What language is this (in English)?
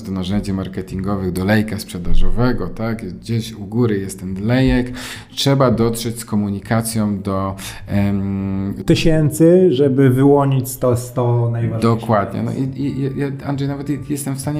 Polish